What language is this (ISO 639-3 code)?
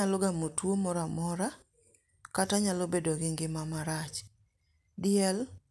luo